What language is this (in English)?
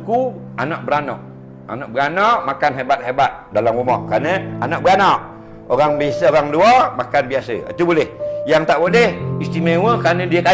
Malay